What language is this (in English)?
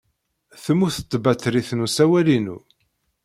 Kabyle